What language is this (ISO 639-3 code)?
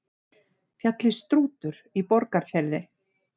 isl